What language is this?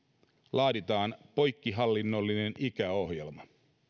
Finnish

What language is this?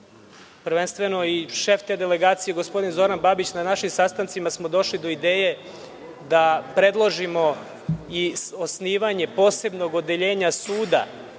Serbian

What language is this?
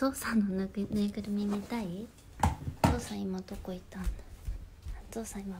Japanese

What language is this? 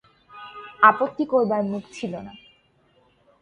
Bangla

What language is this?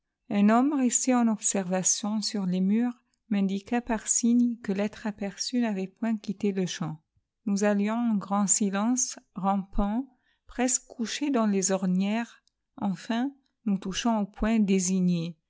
French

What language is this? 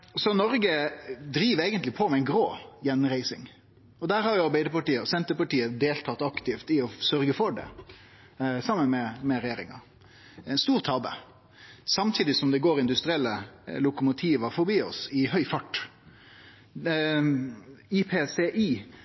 Norwegian Nynorsk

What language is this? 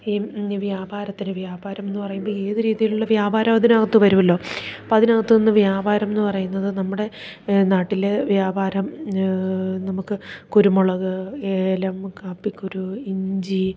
Malayalam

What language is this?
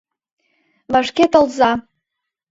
Mari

